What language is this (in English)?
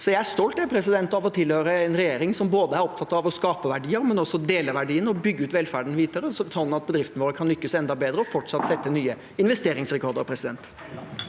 Norwegian